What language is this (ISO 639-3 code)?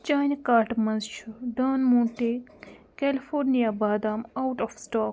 kas